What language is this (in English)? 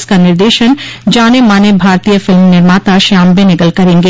Hindi